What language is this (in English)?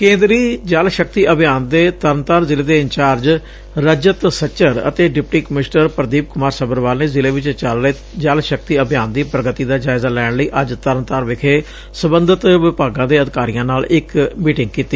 Punjabi